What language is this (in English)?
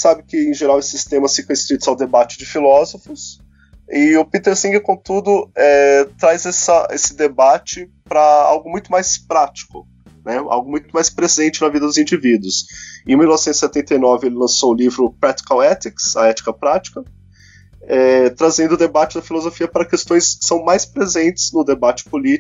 Portuguese